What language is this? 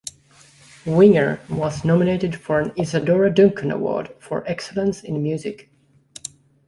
English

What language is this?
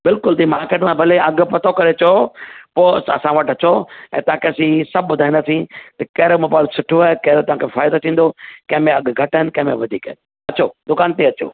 Sindhi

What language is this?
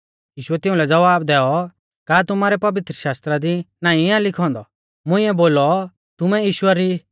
Mahasu Pahari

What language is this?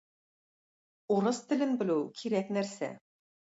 Tatar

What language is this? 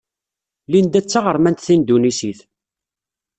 Kabyle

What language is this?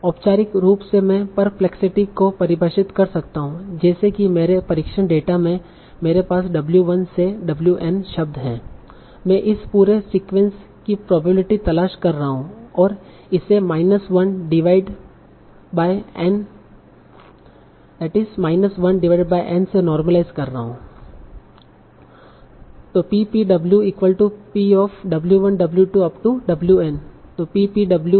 Hindi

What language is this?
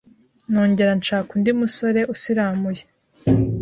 Kinyarwanda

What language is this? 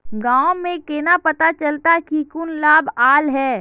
Magahi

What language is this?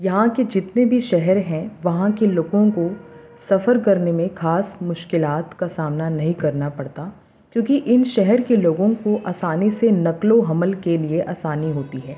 Urdu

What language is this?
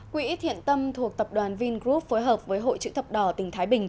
Vietnamese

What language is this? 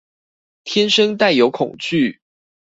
Chinese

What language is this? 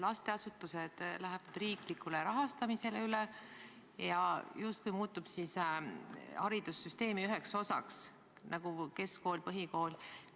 Estonian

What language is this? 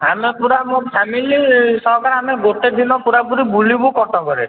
Odia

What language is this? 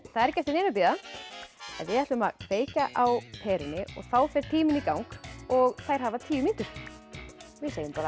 Icelandic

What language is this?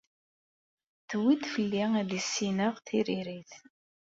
Kabyle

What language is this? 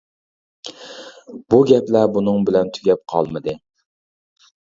Uyghur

